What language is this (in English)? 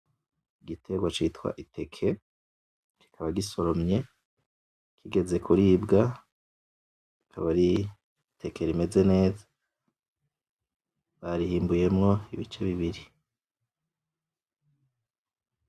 Rundi